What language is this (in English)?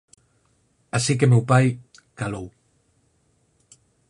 Galician